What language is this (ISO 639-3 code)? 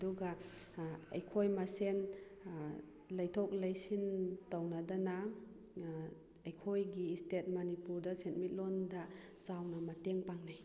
mni